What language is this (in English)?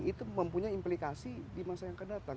Indonesian